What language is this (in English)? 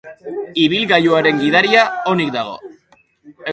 Basque